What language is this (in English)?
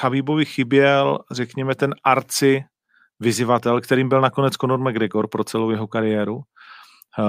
Czech